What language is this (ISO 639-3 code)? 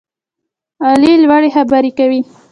pus